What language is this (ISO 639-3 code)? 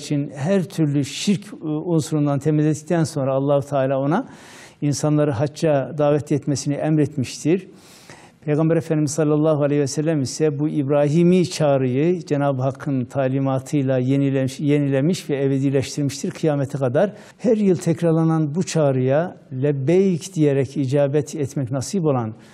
tur